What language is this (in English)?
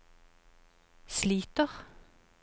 Norwegian